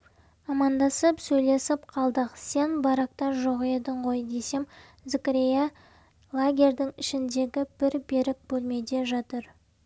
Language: Kazakh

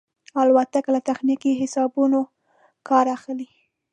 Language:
Pashto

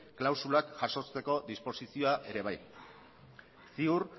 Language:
Basque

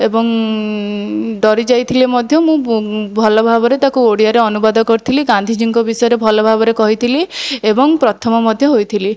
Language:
Odia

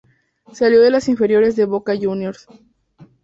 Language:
Spanish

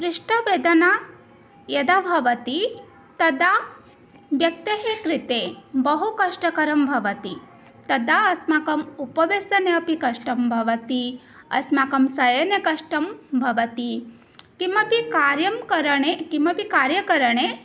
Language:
Sanskrit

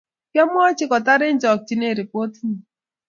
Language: Kalenjin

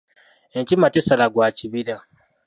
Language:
Ganda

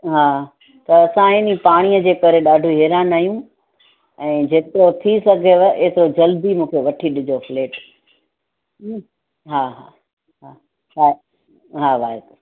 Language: Sindhi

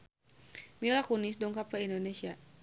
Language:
Sundanese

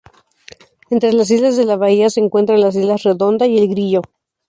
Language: Spanish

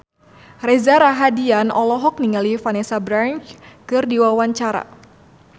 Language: Sundanese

